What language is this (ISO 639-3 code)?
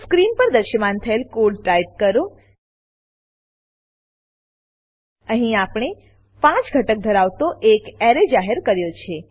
guj